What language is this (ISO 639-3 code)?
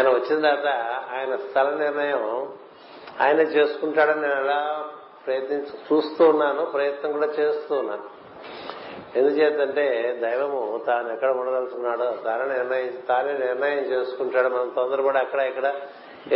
tel